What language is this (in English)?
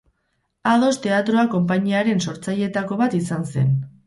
Basque